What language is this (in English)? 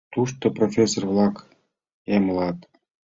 Mari